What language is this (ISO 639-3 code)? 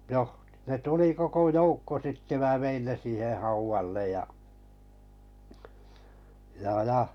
fin